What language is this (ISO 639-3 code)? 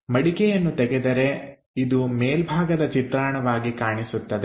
kan